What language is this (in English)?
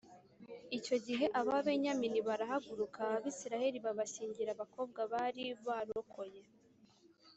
Kinyarwanda